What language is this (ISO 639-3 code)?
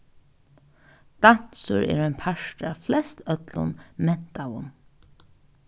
fao